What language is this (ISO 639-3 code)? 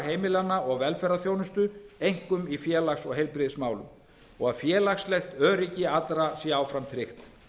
isl